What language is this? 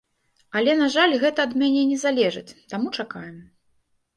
Belarusian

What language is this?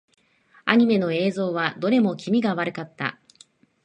Japanese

